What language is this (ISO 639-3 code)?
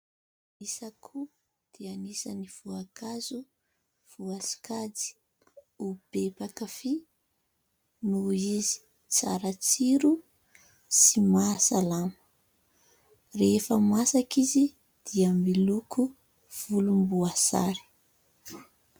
mlg